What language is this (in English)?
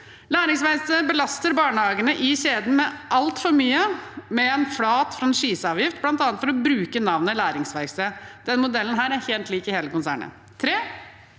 Norwegian